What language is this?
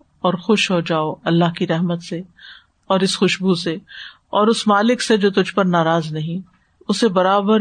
Urdu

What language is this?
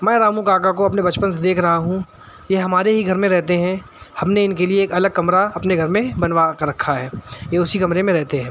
Urdu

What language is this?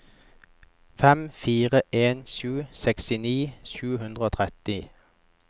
Norwegian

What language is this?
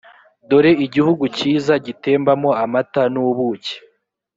Kinyarwanda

